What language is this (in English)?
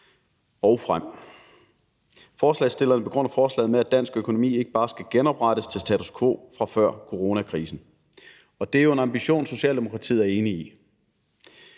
Danish